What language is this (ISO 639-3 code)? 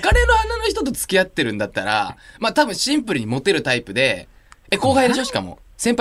jpn